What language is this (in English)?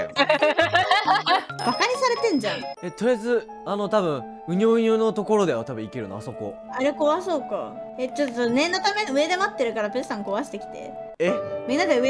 Japanese